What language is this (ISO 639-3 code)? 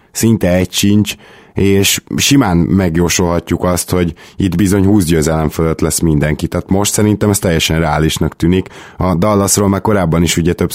hun